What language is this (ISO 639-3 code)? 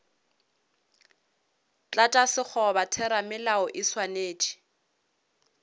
nso